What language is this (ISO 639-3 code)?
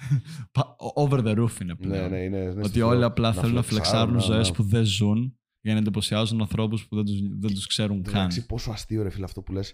ell